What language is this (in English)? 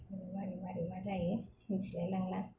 Bodo